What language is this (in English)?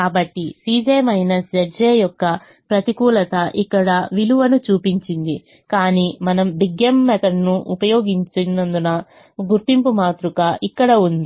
Telugu